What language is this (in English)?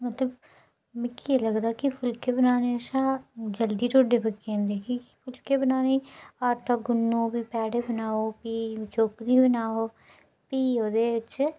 Dogri